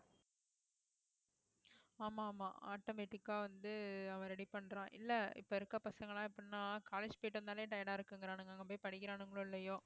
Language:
Tamil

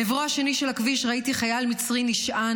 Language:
Hebrew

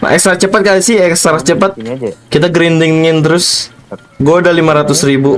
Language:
Indonesian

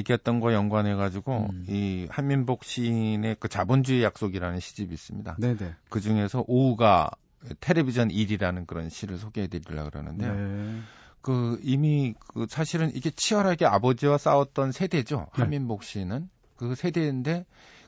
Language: Korean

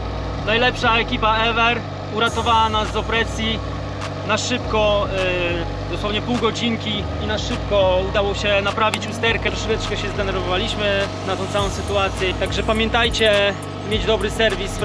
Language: Polish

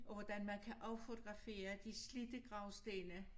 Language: Danish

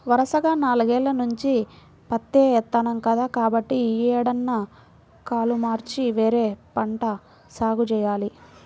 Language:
Telugu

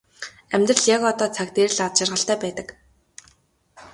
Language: Mongolian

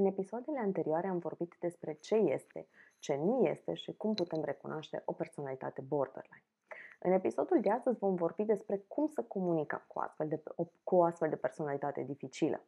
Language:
Romanian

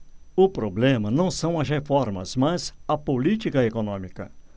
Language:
Portuguese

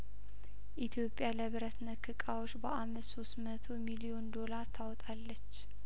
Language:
Amharic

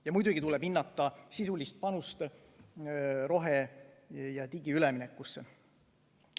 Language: Estonian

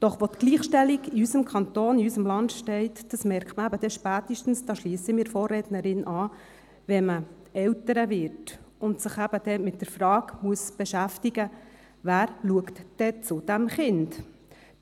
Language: Swiss German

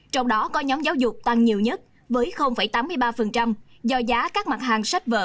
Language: Vietnamese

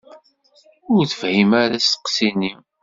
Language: Kabyle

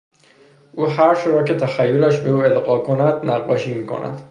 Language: Persian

